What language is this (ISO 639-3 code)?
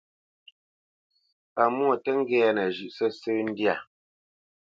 bce